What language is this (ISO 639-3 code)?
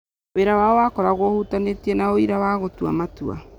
kik